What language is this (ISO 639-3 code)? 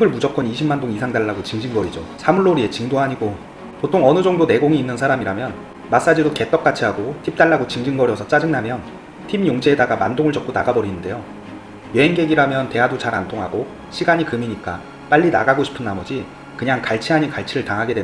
kor